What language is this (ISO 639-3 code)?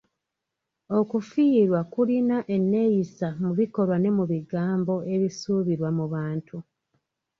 lug